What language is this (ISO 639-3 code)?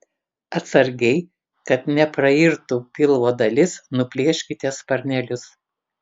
lit